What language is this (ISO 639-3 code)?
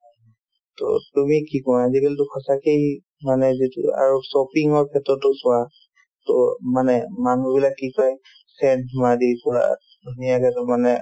asm